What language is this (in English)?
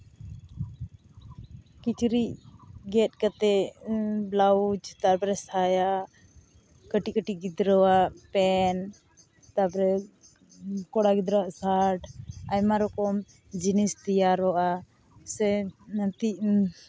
Santali